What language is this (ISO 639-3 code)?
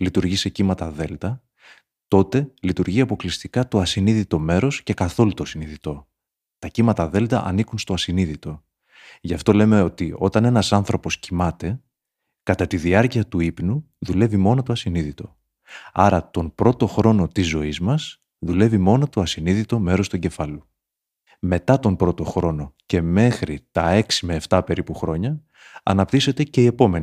ell